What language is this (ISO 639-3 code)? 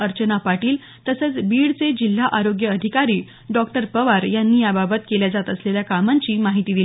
mar